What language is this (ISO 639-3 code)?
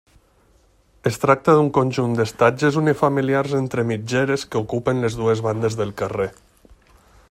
cat